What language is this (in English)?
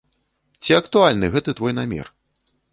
Belarusian